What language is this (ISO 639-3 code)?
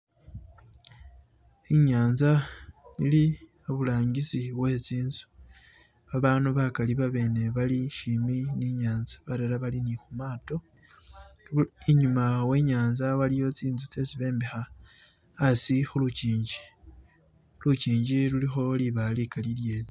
myx